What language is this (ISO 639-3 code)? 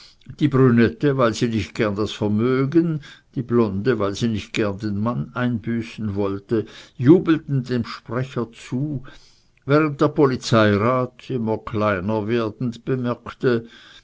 deu